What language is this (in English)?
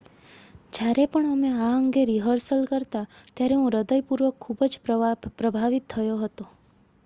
Gujarati